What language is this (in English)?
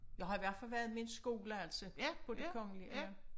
Danish